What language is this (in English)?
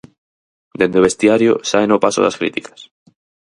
Galician